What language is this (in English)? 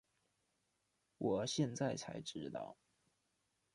Chinese